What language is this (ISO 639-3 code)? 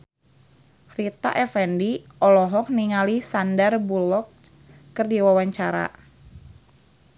sun